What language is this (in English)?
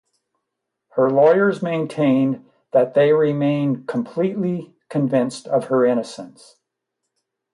English